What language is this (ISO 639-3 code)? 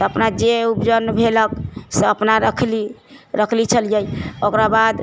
mai